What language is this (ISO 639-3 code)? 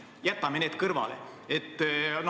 est